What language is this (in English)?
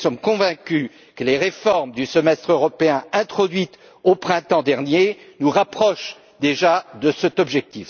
French